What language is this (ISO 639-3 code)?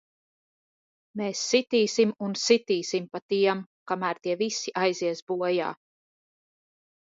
lav